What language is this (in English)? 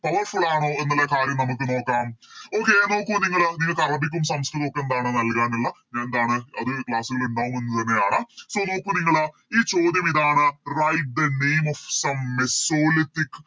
Malayalam